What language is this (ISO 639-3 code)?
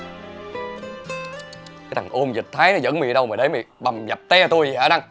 vie